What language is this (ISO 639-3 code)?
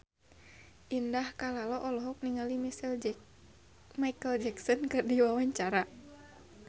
sun